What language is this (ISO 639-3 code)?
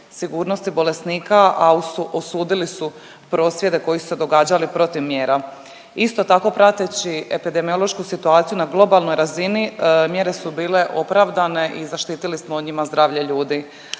hrv